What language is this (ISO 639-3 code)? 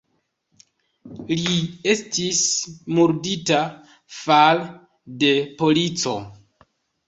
epo